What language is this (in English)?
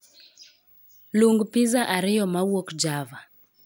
Luo (Kenya and Tanzania)